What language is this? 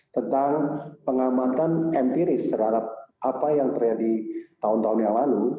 Indonesian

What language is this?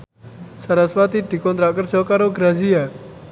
Javanese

